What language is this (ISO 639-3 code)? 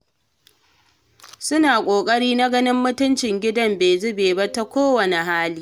hau